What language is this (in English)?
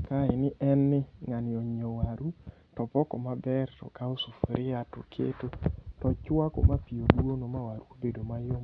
Luo (Kenya and Tanzania)